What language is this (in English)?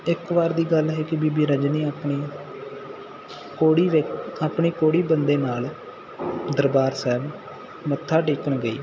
Punjabi